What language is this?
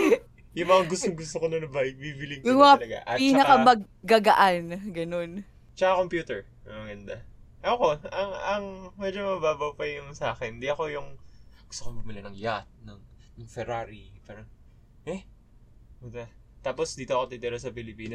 Filipino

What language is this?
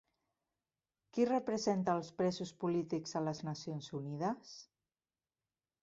Catalan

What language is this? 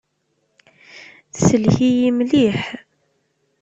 Kabyle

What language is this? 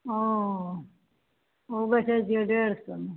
Maithili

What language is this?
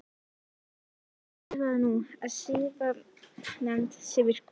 Icelandic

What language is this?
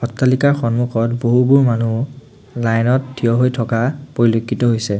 Assamese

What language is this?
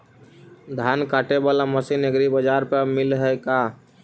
Magahi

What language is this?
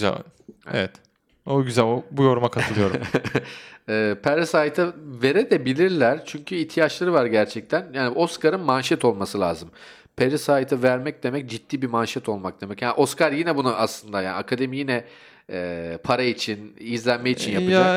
Turkish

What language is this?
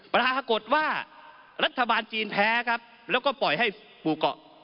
Thai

